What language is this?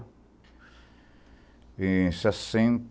Portuguese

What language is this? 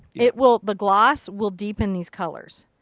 English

